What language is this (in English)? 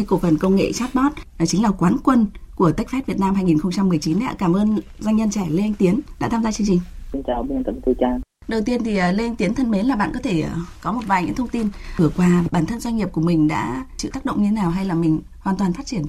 Vietnamese